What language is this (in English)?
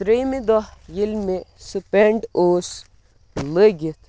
Kashmiri